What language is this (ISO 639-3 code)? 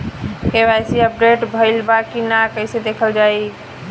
bho